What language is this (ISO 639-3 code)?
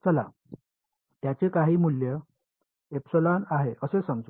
mar